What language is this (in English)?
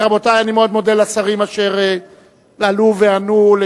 Hebrew